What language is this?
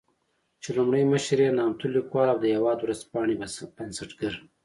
Pashto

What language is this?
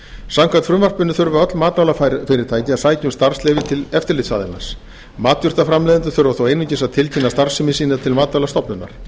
Icelandic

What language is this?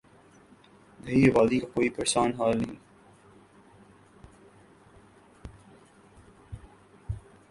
Urdu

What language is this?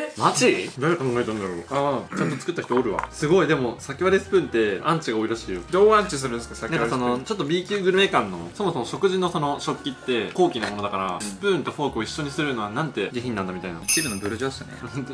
Japanese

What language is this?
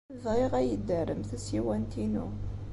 Kabyle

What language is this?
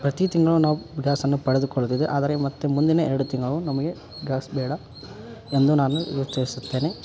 Kannada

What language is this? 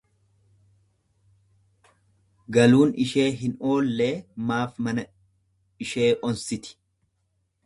Oromo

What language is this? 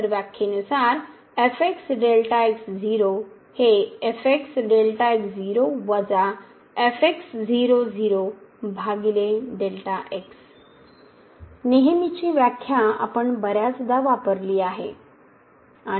Marathi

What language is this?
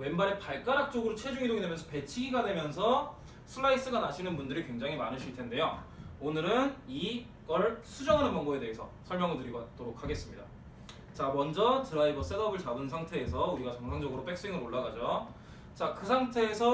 Korean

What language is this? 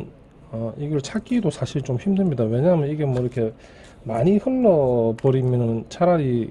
Korean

